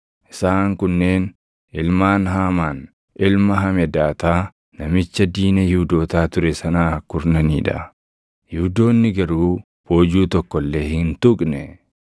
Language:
Oromo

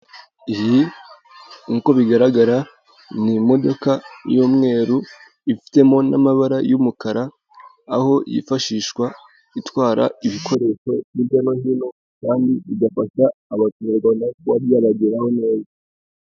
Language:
Kinyarwanda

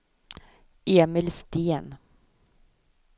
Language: Swedish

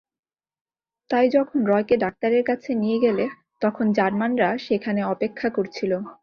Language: Bangla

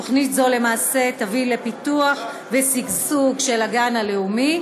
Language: Hebrew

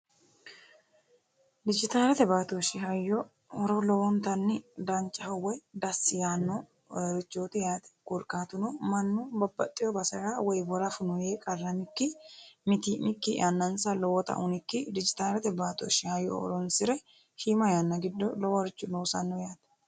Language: Sidamo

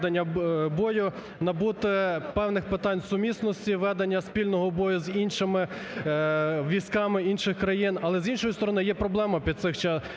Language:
Ukrainian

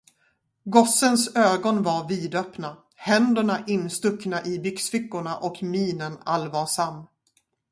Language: Swedish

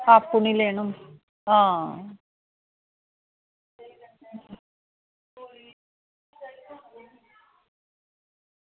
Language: Dogri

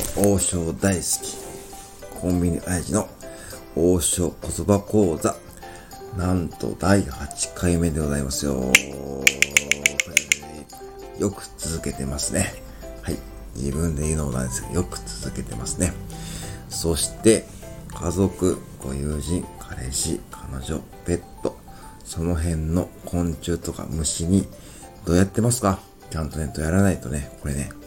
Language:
Japanese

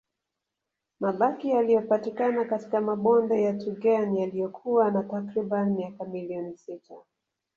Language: Swahili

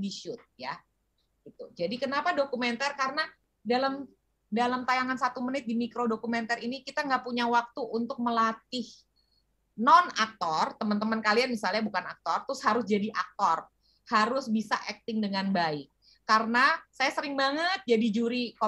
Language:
Indonesian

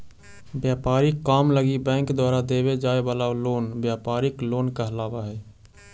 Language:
Magahi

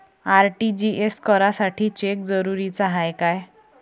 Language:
Marathi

